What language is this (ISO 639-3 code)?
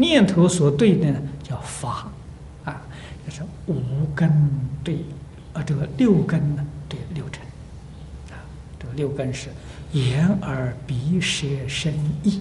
zho